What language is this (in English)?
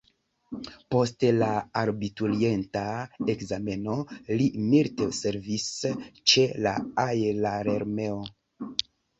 Esperanto